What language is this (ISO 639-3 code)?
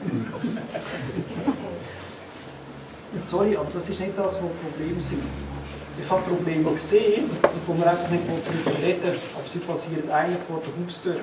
deu